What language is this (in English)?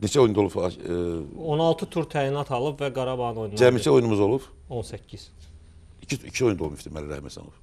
Turkish